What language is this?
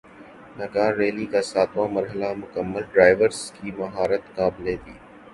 Urdu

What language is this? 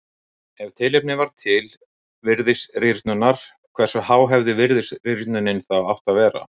Icelandic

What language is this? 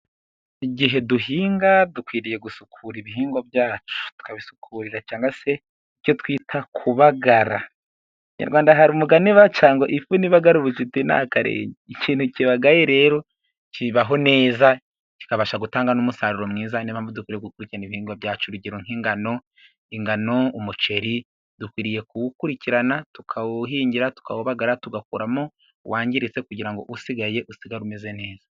Kinyarwanda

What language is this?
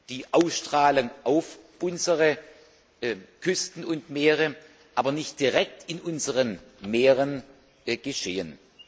German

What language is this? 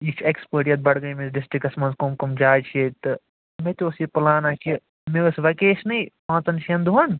Kashmiri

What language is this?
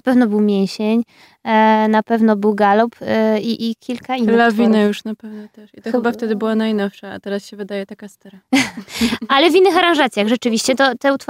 Polish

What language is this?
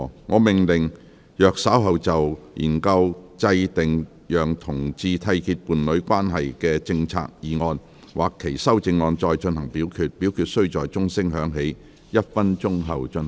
Cantonese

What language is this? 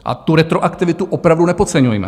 Czech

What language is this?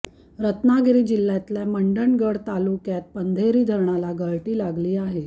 Marathi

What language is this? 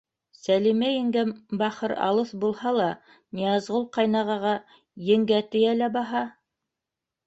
Bashkir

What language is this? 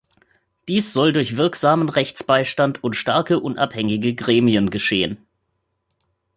German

